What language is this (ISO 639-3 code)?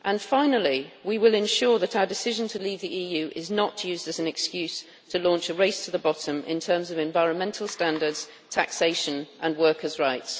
eng